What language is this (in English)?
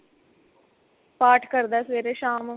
Punjabi